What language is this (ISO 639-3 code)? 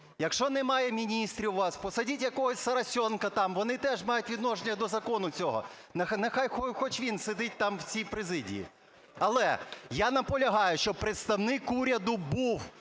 ukr